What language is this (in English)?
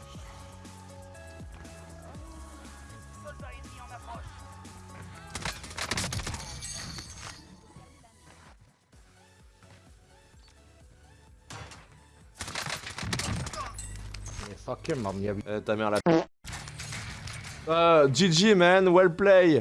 French